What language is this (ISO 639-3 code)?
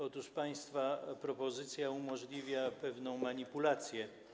pol